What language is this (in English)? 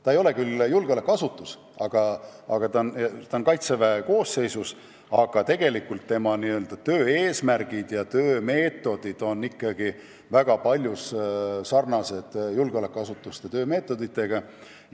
Estonian